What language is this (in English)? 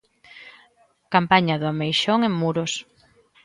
Galician